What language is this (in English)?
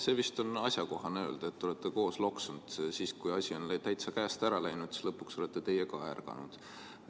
Estonian